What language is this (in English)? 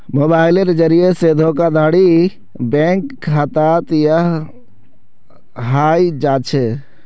Magahi